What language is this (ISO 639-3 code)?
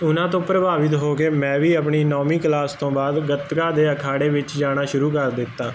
pan